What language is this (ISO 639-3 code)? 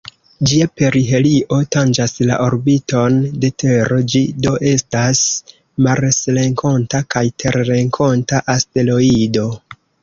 epo